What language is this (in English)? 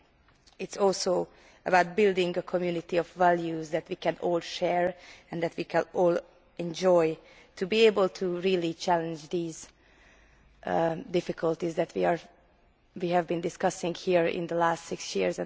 English